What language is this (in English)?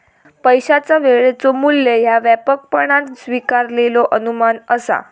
Marathi